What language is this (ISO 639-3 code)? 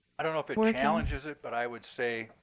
eng